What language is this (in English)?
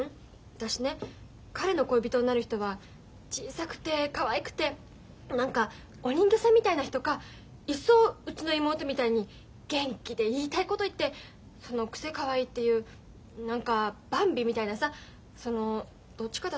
Japanese